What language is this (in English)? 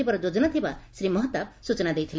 Odia